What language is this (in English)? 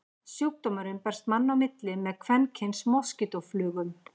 Icelandic